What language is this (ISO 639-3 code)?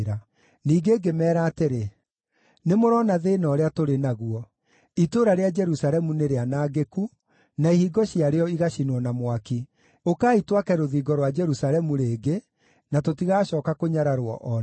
kik